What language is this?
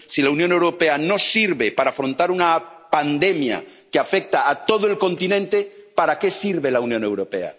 Spanish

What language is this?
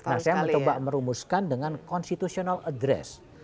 Indonesian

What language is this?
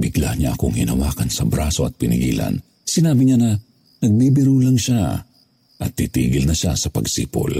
Filipino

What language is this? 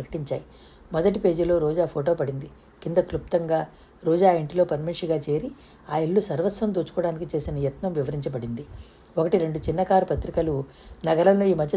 Telugu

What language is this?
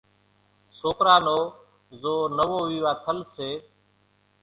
Kachi Koli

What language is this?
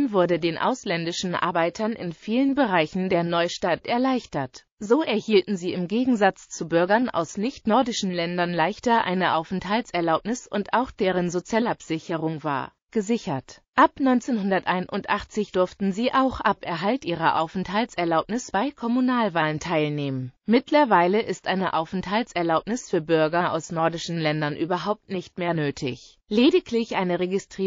German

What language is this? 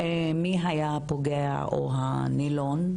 Hebrew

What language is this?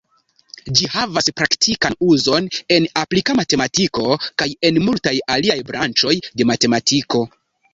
Esperanto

